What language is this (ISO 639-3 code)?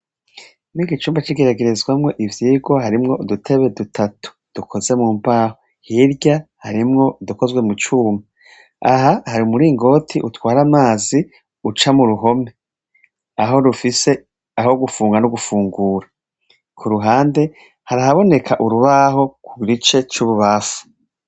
run